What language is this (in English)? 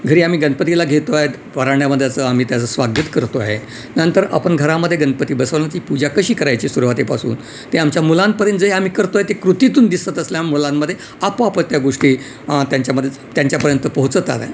Marathi